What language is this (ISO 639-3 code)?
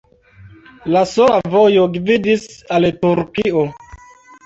epo